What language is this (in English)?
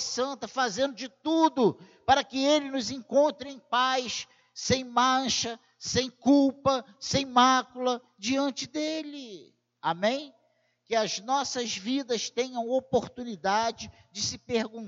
Portuguese